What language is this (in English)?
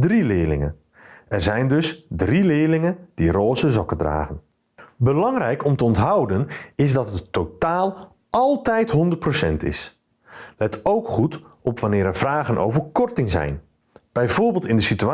Dutch